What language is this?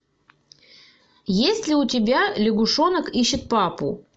Russian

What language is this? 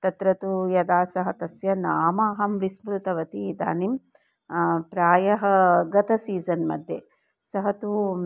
Sanskrit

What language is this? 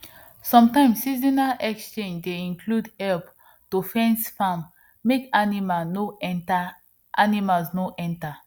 Nigerian Pidgin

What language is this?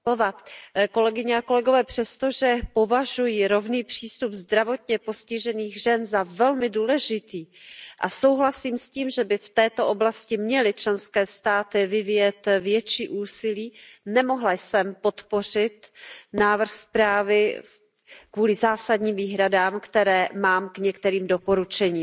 Czech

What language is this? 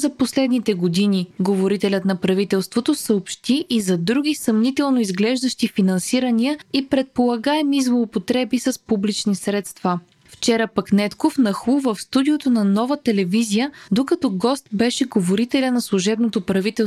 Bulgarian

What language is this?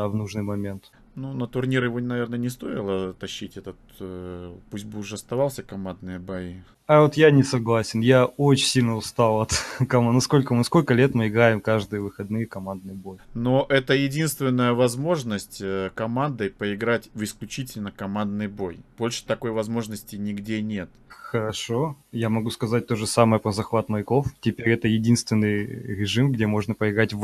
Russian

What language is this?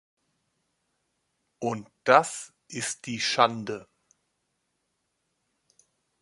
German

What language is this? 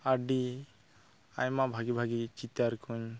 Santali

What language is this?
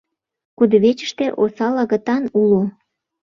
Mari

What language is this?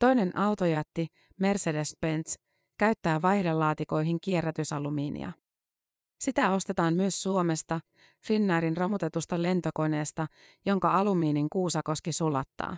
Finnish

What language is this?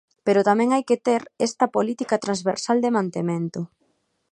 Galician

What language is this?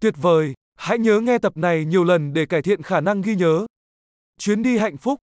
Vietnamese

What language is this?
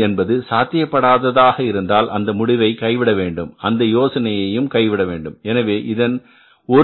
Tamil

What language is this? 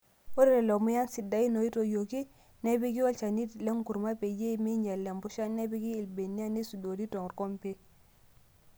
Masai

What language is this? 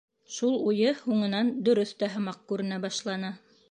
Bashkir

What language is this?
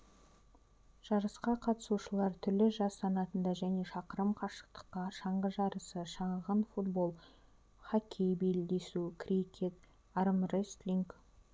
Kazakh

